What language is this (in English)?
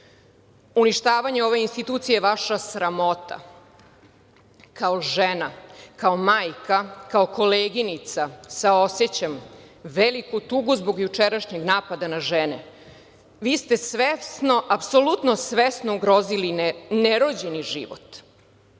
Serbian